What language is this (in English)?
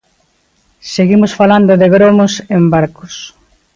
Galician